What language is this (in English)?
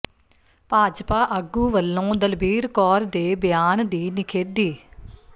Punjabi